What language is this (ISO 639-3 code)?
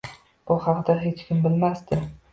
uzb